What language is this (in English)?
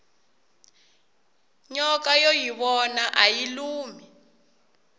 Tsonga